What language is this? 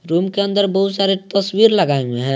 Hindi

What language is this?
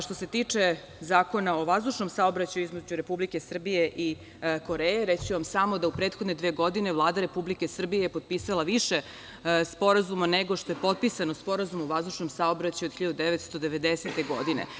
Serbian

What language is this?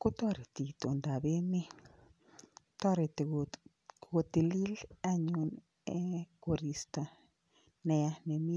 Kalenjin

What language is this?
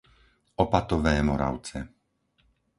Slovak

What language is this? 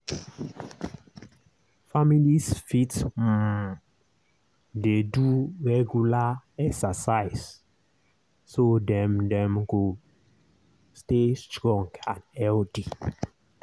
Nigerian Pidgin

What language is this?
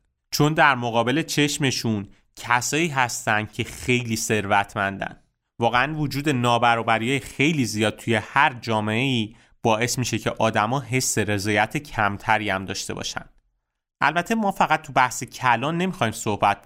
Persian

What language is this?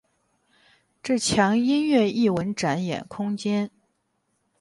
Chinese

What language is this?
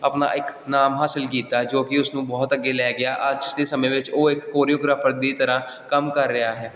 Punjabi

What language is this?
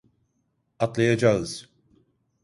Turkish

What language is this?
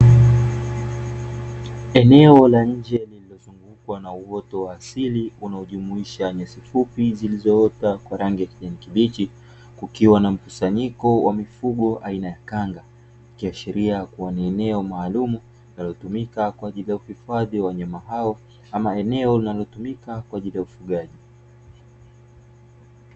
Swahili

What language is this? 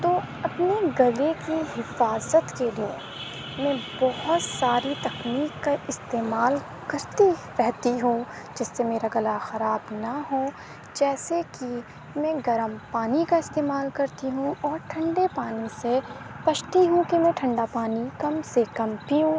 Urdu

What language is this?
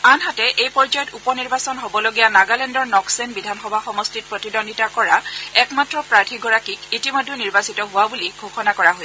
Assamese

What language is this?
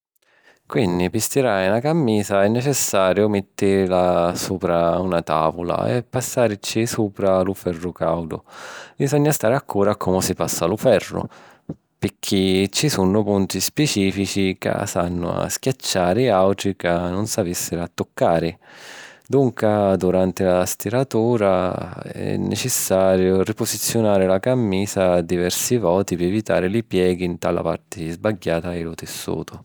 Sicilian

